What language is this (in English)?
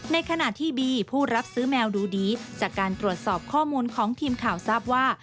Thai